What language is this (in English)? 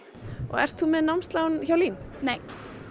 Icelandic